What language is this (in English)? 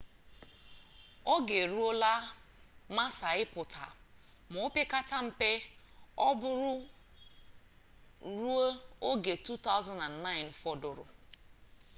Igbo